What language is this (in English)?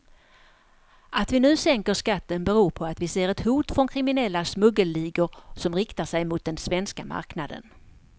Swedish